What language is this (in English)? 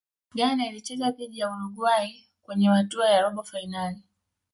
Swahili